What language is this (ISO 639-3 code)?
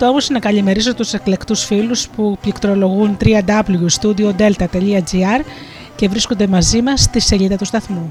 ell